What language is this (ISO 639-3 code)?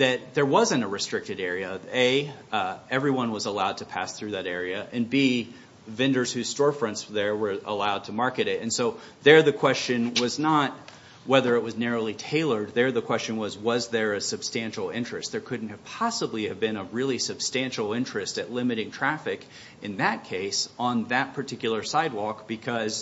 eng